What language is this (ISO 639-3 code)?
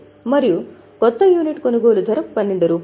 tel